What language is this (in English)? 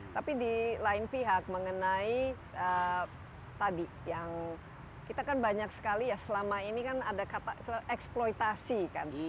Indonesian